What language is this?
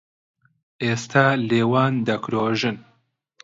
Central Kurdish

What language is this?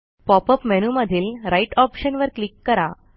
Marathi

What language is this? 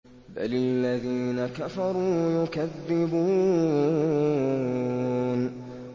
Arabic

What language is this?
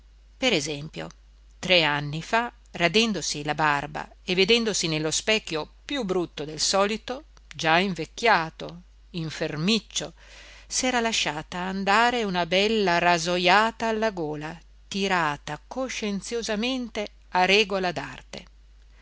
Italian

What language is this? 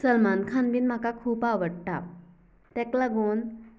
Konkani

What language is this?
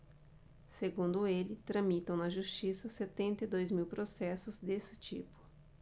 Portuguese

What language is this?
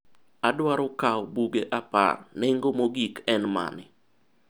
Luo (Kenya and Tanzania)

